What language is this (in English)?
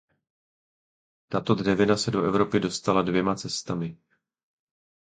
Czech